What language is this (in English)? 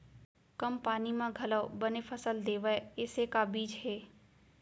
Chhattisgarhi